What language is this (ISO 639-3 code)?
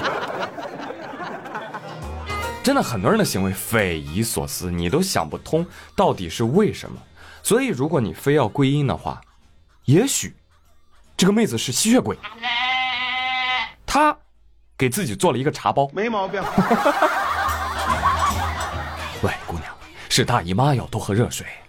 zho